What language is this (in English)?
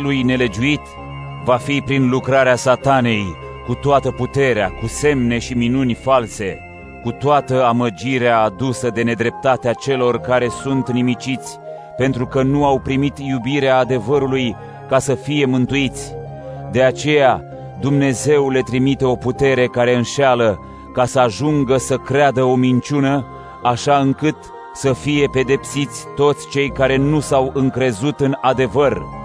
Romanian